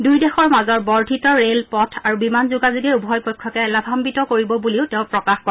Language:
Assamese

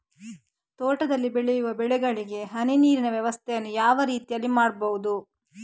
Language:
Kannada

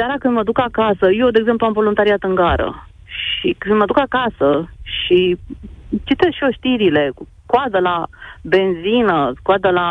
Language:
Romanian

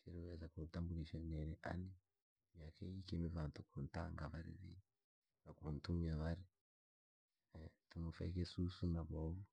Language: Langi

